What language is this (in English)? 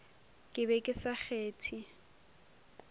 Northern Sotho